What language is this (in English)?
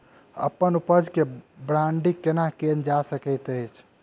Maithili